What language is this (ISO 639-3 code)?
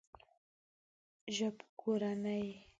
pus